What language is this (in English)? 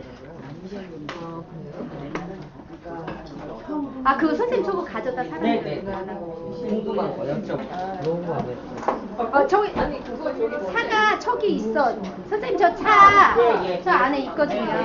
Korean